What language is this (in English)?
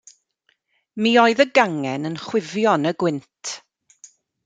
Welsh